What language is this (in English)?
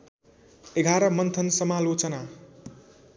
Nepali